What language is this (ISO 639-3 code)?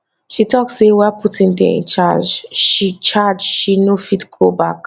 pcm